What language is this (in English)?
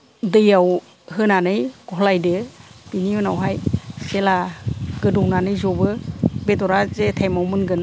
Bodo